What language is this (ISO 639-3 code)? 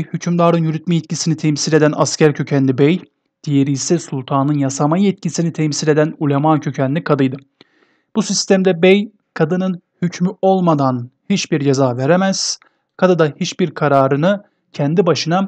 tur